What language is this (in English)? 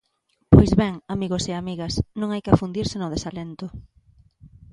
Galician